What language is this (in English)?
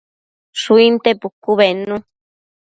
Matsés